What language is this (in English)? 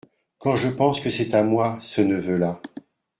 French